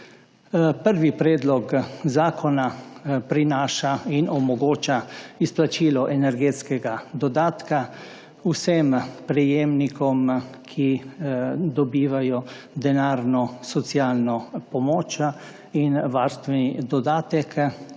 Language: Slovenian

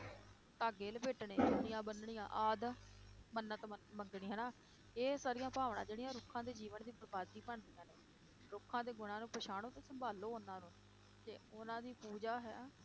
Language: Punjabi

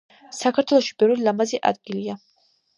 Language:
Georgian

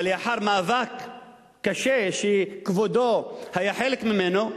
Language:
Hebrew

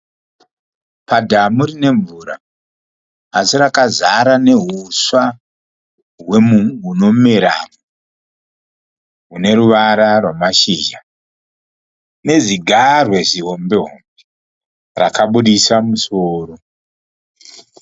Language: Shona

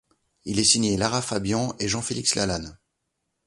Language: French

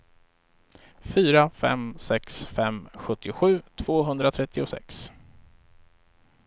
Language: Swedish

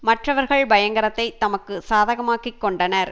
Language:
Tamil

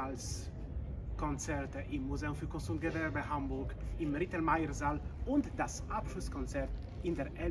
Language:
German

